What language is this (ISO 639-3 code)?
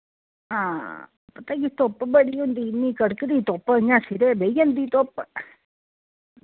doi